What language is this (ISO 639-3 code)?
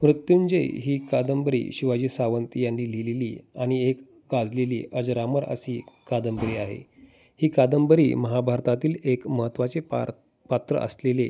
mar